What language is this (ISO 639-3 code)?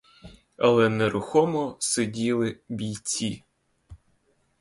ukr